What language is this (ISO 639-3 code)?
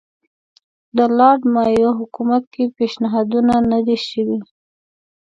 pus